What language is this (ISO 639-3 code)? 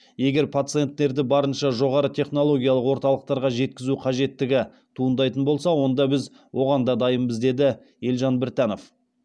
kaz